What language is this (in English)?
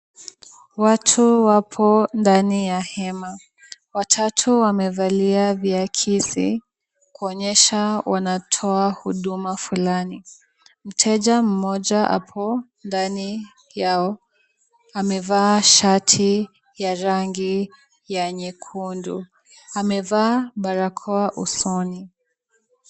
Swahili